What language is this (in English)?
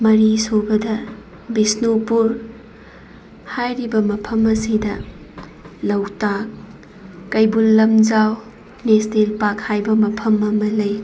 Manipuri